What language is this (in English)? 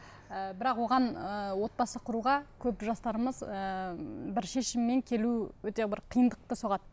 Kazakh